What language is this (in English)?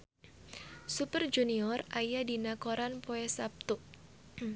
Sundanese